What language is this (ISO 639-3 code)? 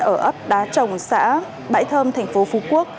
vie